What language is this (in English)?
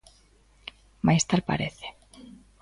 Galician